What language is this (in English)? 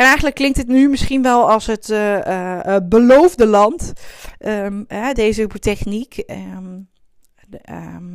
Dutch